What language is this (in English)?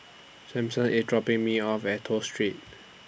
English